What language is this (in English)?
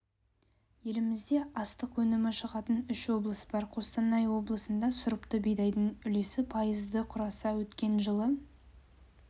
Kazakh